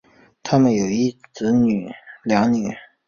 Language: Chinese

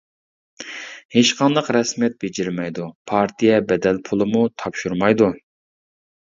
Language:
Uyghur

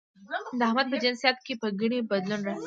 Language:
Pashto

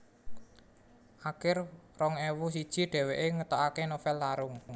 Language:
Javanese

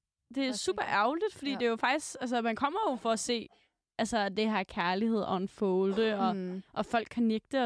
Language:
Danish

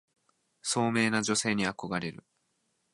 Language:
Japanese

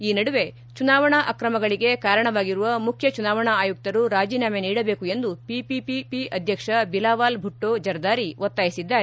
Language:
Kannada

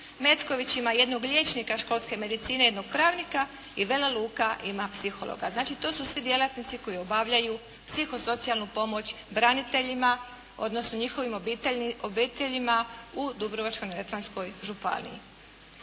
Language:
Croatian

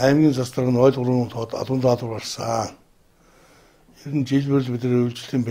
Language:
Turkish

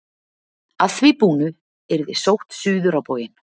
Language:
Icelandic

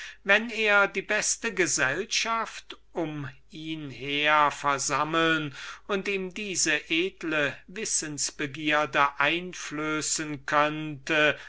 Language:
German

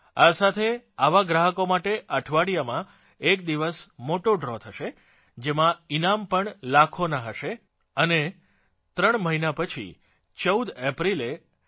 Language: Gujarati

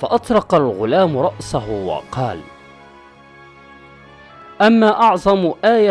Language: Arabic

